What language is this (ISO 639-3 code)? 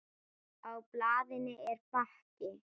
isl